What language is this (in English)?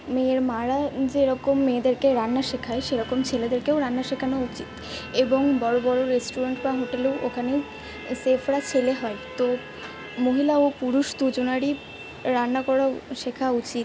Bangla